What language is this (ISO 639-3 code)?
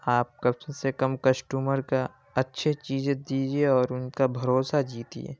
urd